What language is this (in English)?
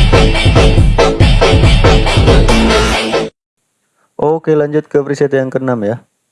Indonesian